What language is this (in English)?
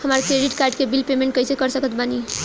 Bhojpuri